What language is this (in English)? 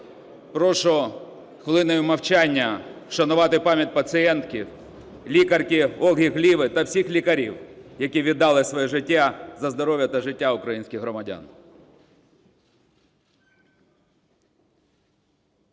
Ukrainian